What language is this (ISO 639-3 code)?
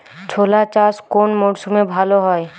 ben